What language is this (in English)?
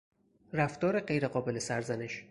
Persian